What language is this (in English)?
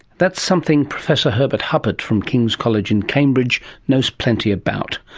English